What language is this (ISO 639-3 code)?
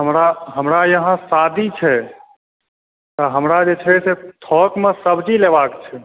mai